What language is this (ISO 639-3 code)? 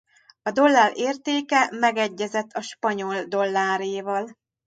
hun